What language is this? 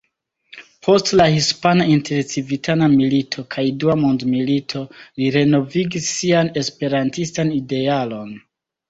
Esperanto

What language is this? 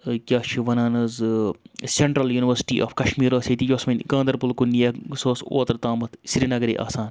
Kashmiri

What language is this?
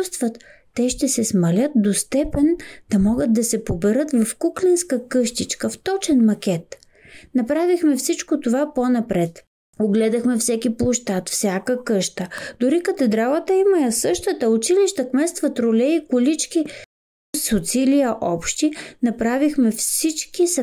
Bulgarian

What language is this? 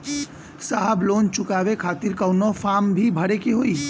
Bhojpuri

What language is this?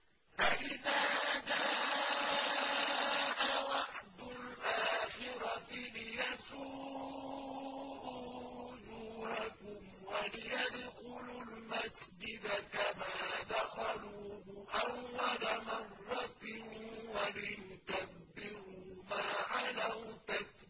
Arabic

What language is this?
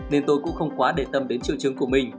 Vietnamese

